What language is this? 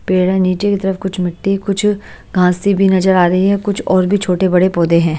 Hindi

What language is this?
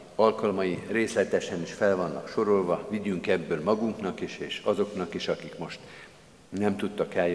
Hungarian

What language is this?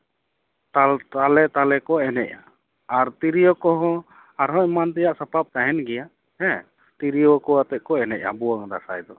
Santali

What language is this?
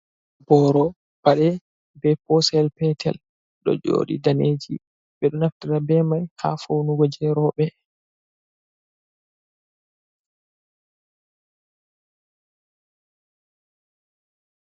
Fula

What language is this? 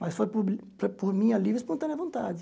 Portuguese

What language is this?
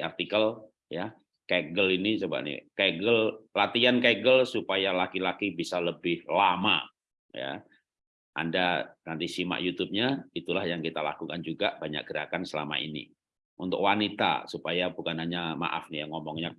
Indonesian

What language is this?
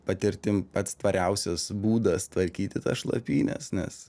Lithuanian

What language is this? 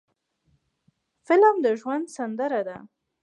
Pashto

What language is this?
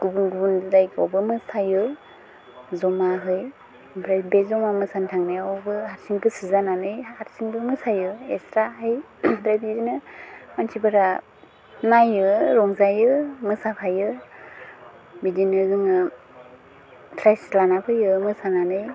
Bodo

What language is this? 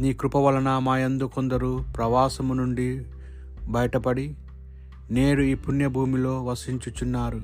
Telugu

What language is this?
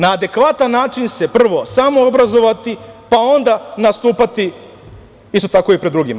Serbian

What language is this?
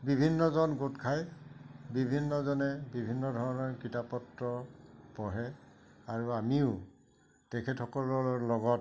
Assamese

